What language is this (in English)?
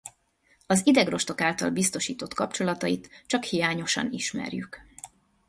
Hungarian